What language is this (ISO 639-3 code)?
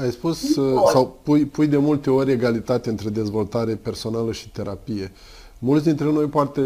ron